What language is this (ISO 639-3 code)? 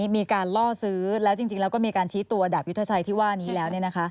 tha